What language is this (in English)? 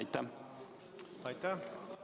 Estonian